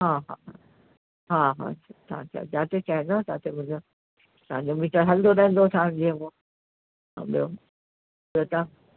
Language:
Sindhi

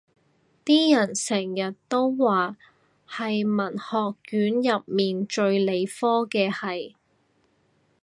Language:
Cantonese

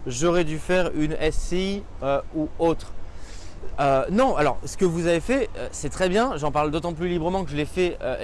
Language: French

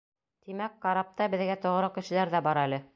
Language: Bashkir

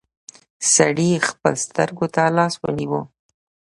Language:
Pashto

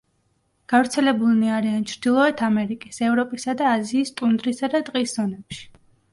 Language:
Georgian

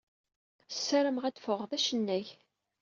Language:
Kabyle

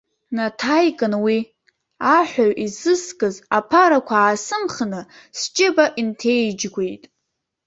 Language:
Abkhazian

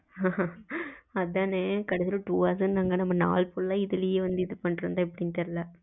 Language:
Tamil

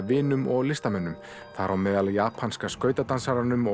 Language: Icelandic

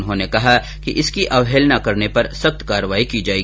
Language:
Hindi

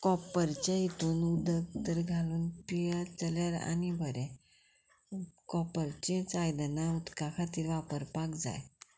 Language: Konkani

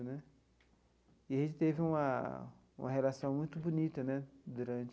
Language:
Portuguese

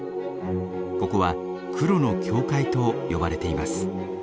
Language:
Japanese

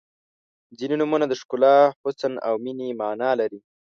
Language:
Pashto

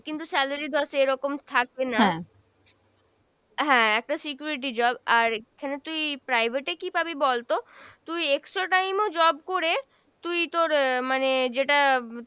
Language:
Bangla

